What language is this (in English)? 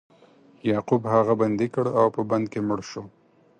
Pashto